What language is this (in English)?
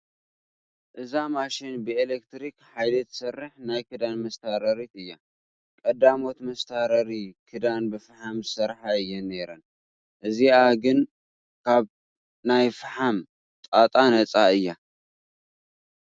Tigrinya